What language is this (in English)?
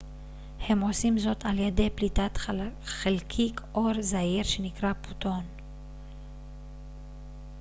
Hebrew